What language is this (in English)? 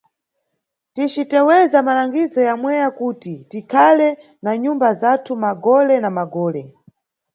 Nyungwe